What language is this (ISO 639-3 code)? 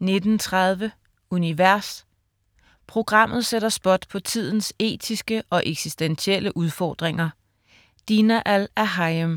dan